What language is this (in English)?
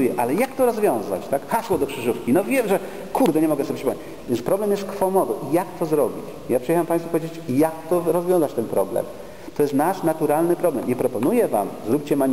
Polish